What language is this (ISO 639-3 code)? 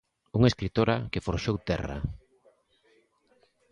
glg